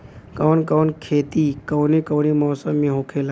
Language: Bhojpuri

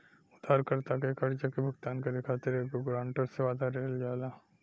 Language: Bhojpuri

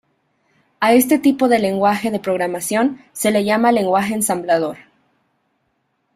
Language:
Spanish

